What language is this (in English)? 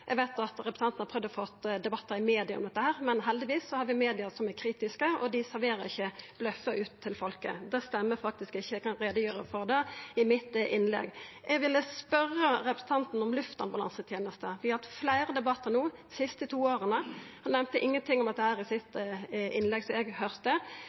Norwegian Nynorsk